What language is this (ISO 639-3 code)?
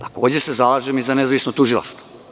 srp